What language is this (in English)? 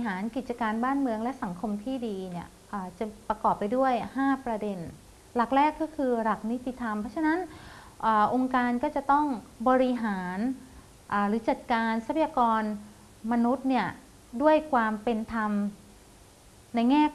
Thai